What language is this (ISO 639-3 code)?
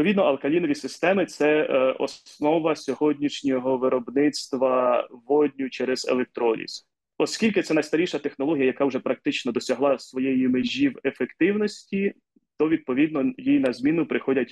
ukr